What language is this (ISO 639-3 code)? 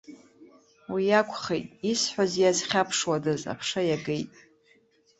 abk